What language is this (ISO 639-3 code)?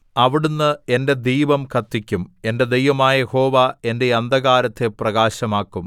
mal